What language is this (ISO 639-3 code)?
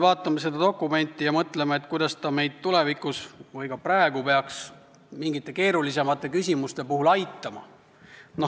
est